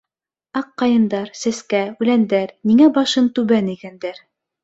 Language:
Bashkir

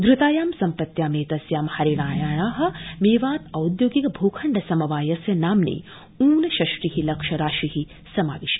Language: Sanskrit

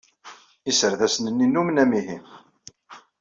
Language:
Kabyle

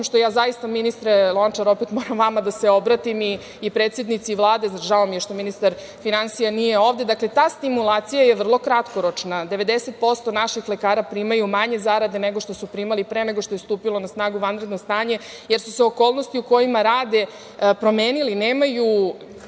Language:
Serbian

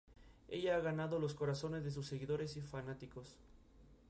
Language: Spanish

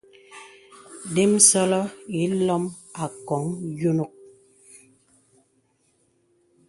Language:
Bebele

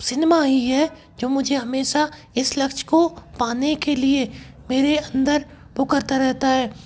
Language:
Hindi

